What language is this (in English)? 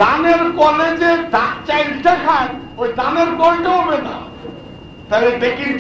Turkish